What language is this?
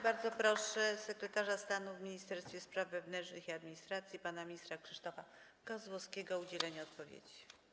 Polish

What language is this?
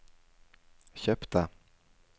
Norwegian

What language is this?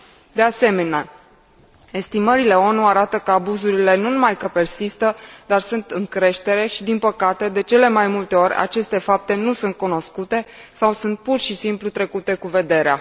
Romanian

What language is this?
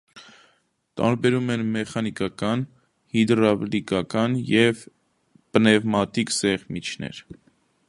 Armenian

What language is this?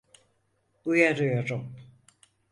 Turkish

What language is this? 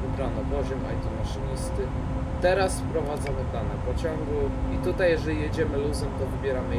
Polish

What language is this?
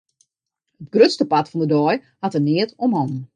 Western Frisian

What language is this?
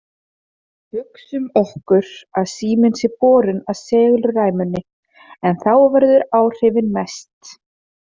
Icelandic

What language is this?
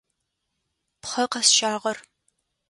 Adyghe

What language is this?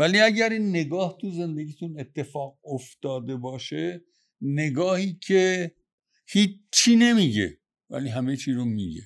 Persian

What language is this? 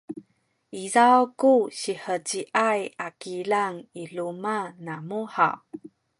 Sakizaya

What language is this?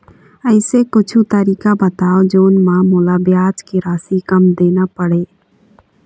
Chhattisgarhi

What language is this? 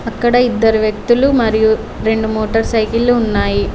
Telugu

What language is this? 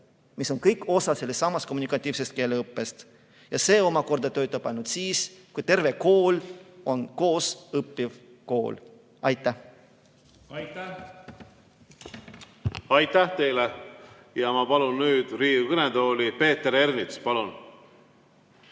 Estonian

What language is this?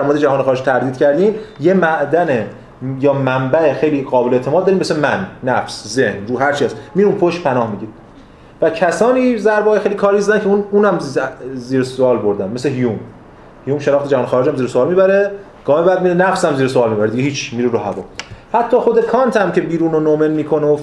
Persian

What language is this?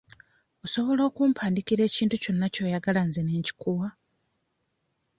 Ganda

